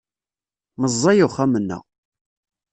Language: Kabyle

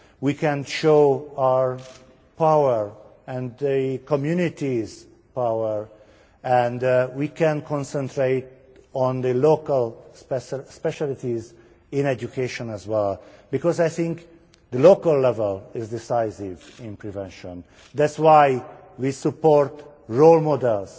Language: English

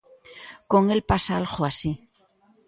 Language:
Galician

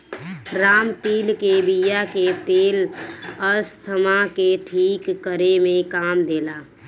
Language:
Bhojpuri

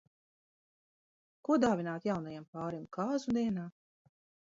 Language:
Latvian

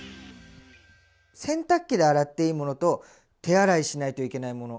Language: Japanese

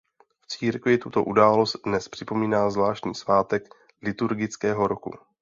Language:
Czech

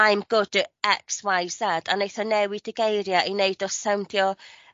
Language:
Welsh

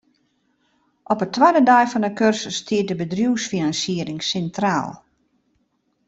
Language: Western Frisian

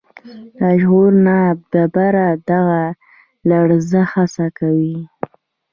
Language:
Pashto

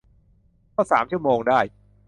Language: Thai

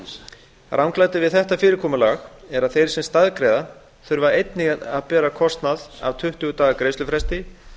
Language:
Icelandic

